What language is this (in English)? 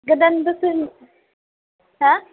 Bodo